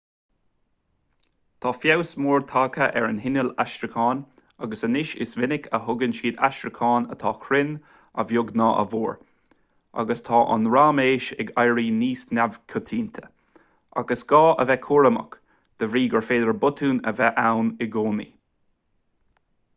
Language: Irish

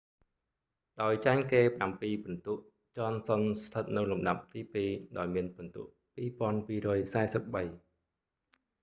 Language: Khmer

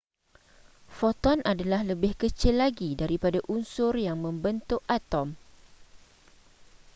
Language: Malay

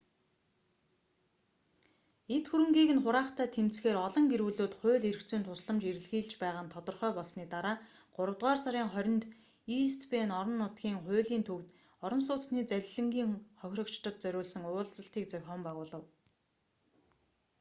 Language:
Mongolian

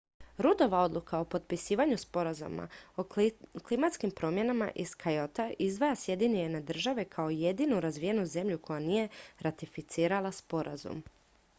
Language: Croatian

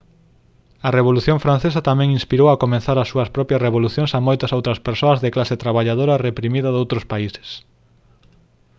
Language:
Galician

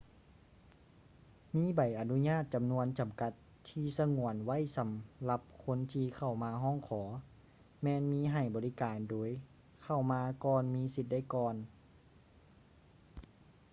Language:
Lao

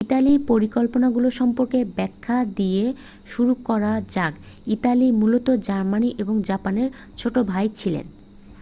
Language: Bangla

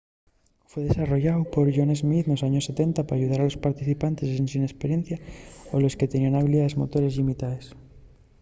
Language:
Asturian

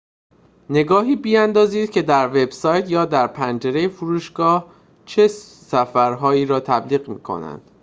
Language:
Persian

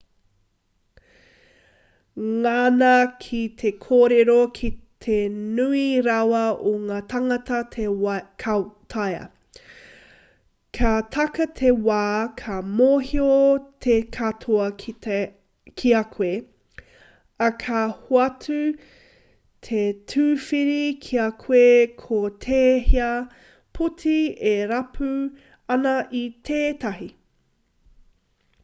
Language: Māori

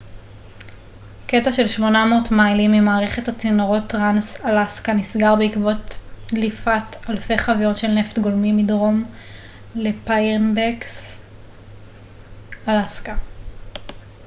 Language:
Hebrew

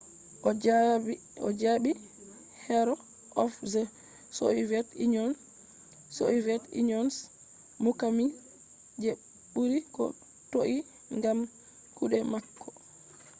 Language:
Fula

